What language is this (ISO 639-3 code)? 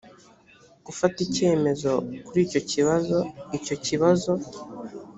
kin